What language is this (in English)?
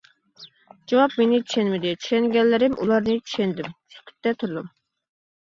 Uyghur